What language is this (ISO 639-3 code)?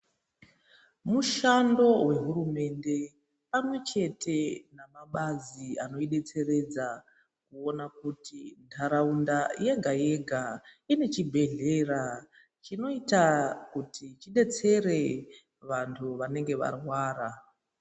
ndc